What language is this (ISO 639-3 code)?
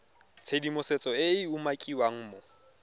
tsn